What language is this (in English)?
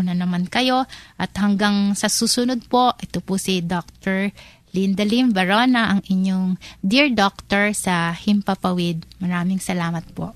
Filipino